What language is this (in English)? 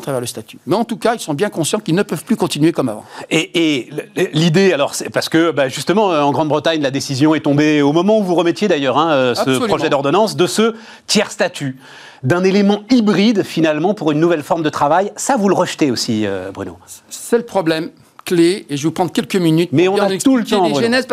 French